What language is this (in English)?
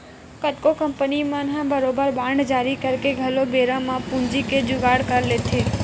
Chhattisgarhi